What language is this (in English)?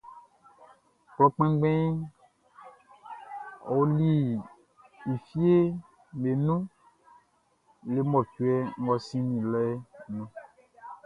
Baoulé